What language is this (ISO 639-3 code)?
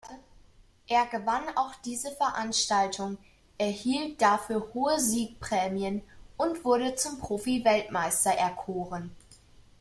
deu